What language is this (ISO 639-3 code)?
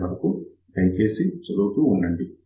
tel